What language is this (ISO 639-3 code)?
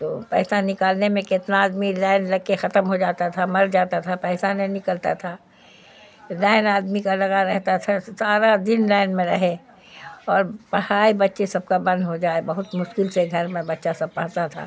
urd